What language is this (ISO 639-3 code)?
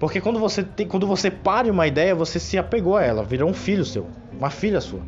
por